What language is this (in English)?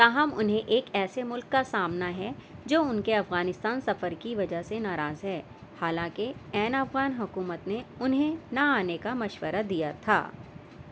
Urdu